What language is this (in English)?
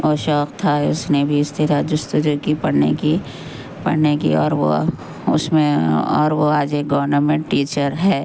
Urdu